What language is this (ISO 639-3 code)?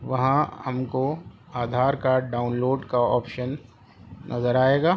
urd